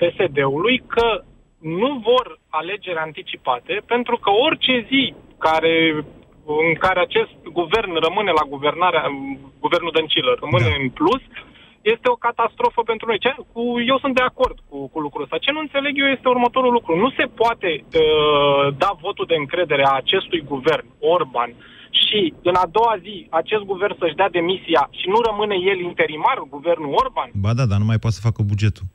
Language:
Romanian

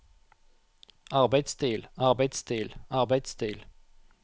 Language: Norwegian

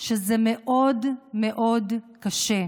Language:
Hebrew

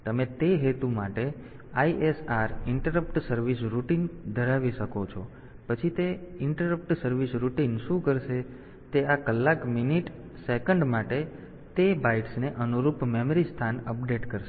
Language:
Gujarati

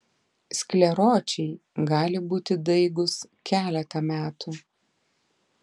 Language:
Lithuanian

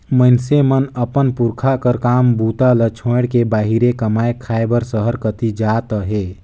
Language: Chhattisgarhi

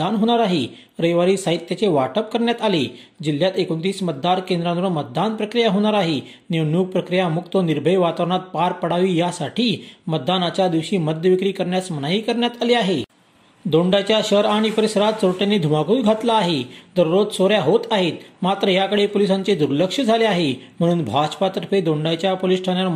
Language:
Marathi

